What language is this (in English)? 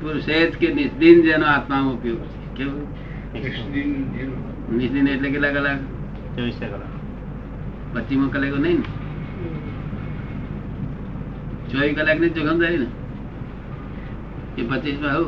Gujarati